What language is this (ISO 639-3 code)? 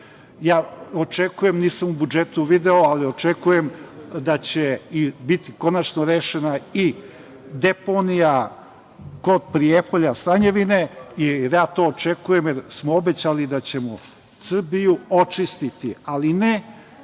srp